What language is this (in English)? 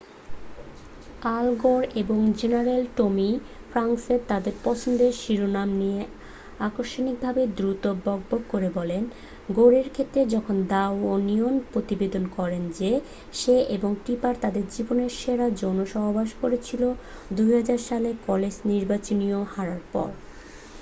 Bangla